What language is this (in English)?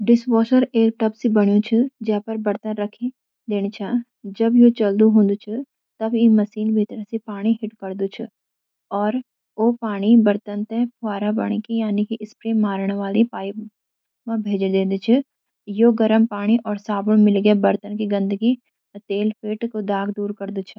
Garhwali